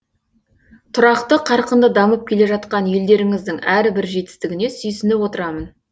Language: Kazakh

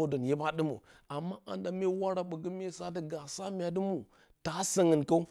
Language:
Bacama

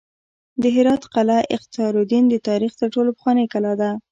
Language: Pashto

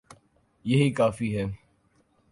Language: Urdu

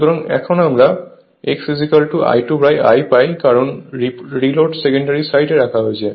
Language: Bangla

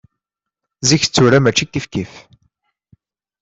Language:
Kabyle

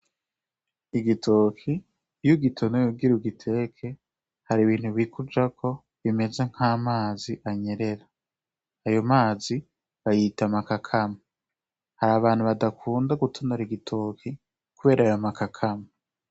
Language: Rundi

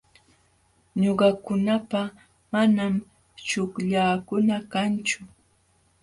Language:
Jauja Wanca Quechua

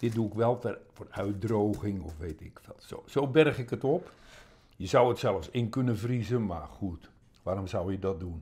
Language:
Dutch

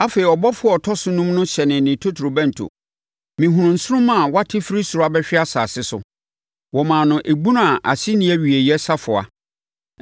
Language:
Akan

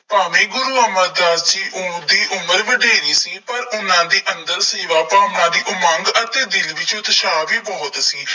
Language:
Punjabi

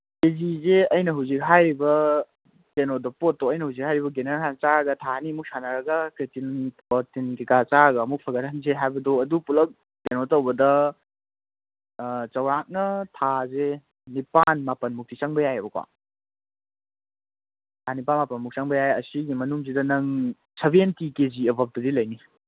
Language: Manipuri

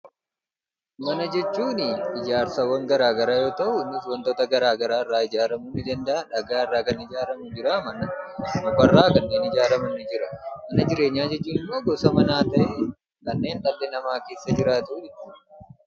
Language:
Oromo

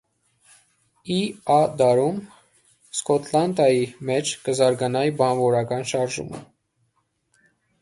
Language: Armenian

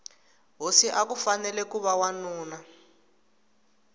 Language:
Tsonga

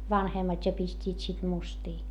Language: Finnish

